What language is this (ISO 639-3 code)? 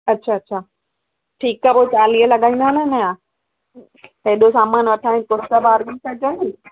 snd